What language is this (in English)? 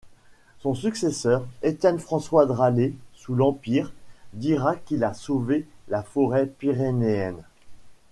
French